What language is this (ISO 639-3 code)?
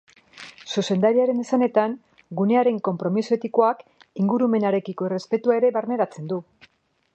eus